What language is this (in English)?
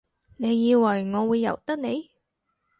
Cantonese